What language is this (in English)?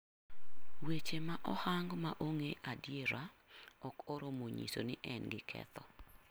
Luo (Kenya and Tanzania)